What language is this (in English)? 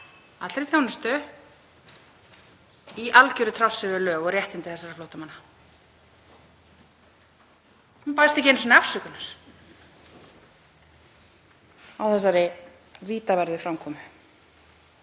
Icelandic